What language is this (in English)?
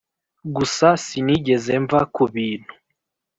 Kinyarwanda